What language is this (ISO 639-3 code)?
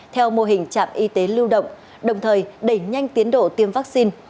vie